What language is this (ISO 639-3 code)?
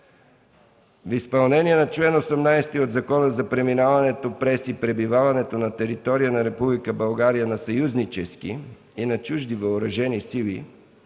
bul